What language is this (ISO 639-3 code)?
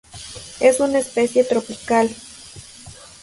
spa